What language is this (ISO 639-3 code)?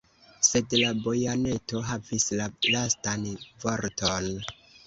epo